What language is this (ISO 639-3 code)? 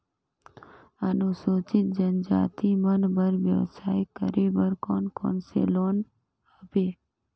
hne